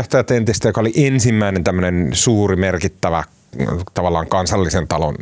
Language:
Finnish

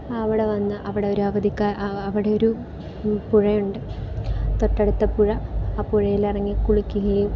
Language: Malayalam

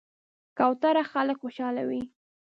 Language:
Pashto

